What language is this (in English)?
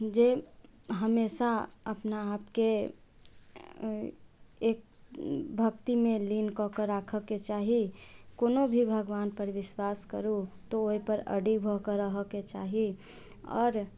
Maithili